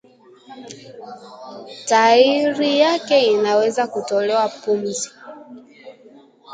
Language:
Swahili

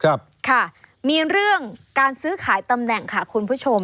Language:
Thai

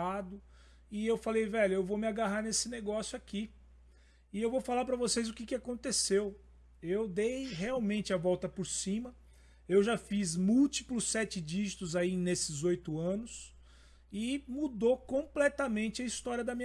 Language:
Portuguese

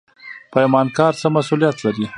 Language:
Pashto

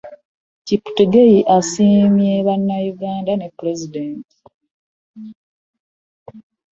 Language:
Ganda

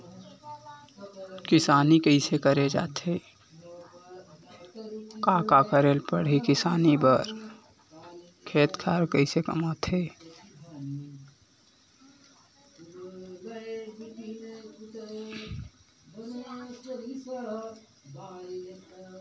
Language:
Chhattisgarhi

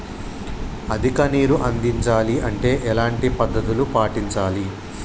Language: Telugu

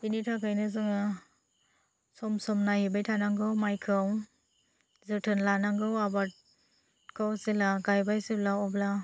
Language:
Bodo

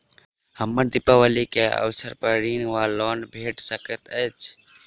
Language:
Maithili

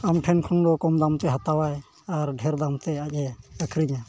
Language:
Santali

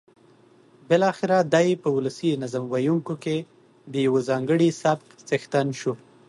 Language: Pashto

